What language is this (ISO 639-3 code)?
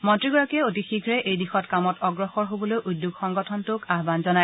asm